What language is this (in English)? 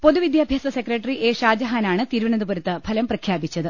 Malayalam